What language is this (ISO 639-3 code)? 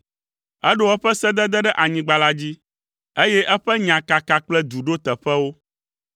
ewe